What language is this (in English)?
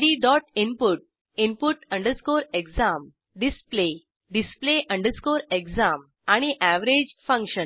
Marathi